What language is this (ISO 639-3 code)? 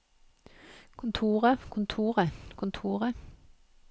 nor